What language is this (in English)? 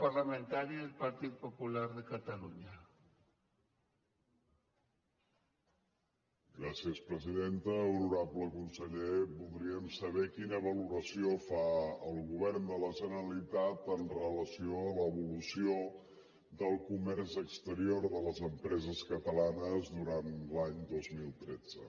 Catalan